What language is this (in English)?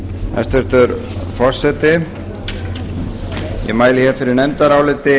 Icelandic